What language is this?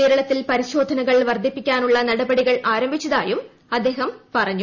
Malayalam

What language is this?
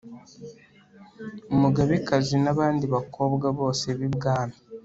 Kinyarwanda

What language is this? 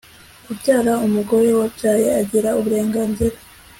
Kinyarwanda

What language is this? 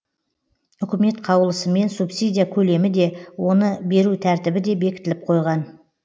Kazakh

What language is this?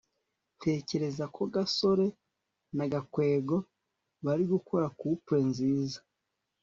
Kinyarwanda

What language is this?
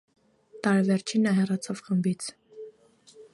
Armenian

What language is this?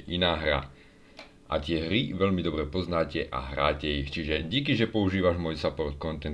Slovak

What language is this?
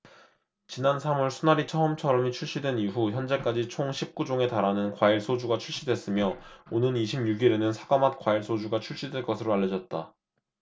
Korean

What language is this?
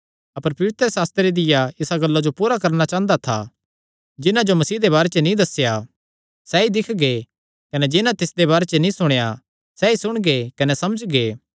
Kangri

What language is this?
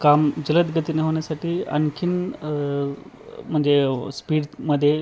Marathi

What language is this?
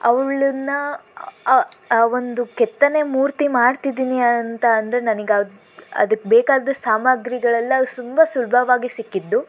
Kannada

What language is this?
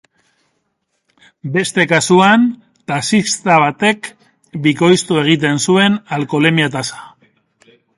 Basque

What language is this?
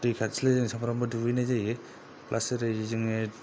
Bodo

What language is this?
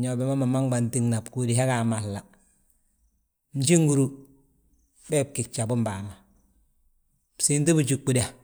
Balanta-Ganja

